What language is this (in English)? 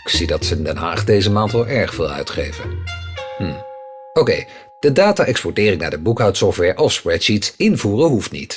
Dutch